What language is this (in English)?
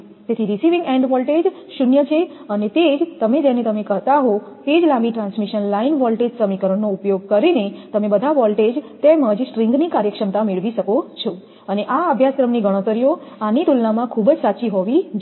Gujarati